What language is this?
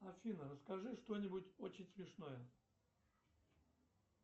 Russian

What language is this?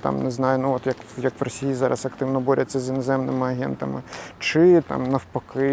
Ukrainian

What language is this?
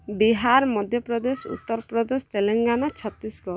Odia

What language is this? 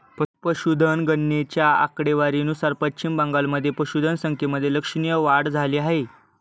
Marathi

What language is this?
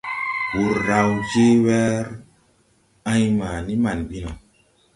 Tupuri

